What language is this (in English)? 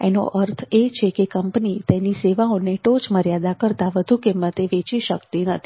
Gujarati